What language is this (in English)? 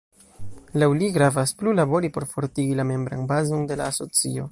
Esperanto